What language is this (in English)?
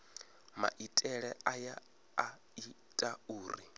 Venda